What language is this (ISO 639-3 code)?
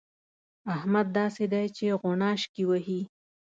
pus